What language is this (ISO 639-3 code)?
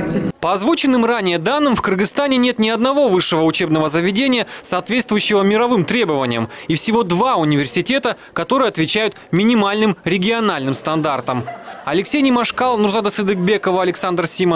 rus